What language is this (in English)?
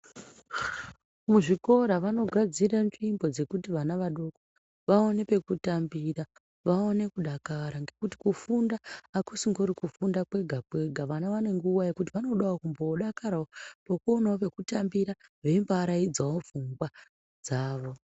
Ndau